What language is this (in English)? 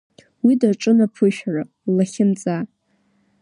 Abkhazian